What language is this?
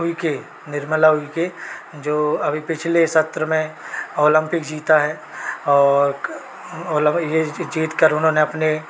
Hindi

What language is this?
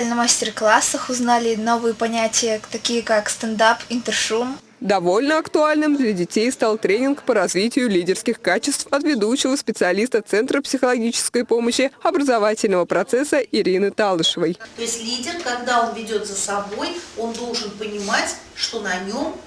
Russian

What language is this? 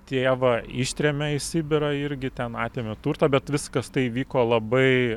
Lithuanian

